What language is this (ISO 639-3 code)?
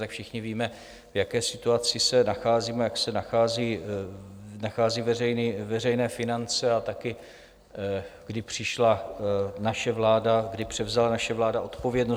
ces